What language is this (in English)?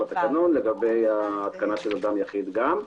Hebrew